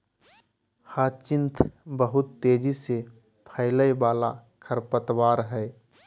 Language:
Magahi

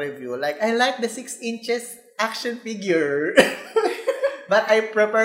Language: Filipino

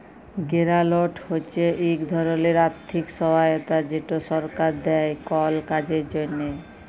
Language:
Bangla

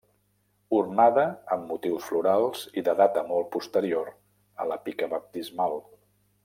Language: Catalan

